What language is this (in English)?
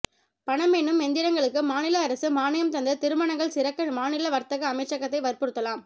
Tamil